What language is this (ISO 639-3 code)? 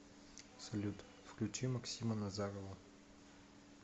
rus